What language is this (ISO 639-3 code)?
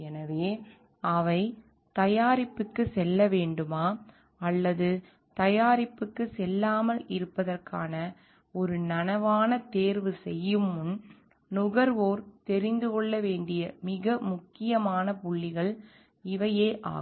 tam